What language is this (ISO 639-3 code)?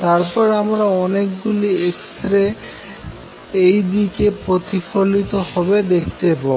ben